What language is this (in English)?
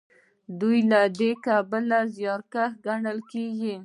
Pashto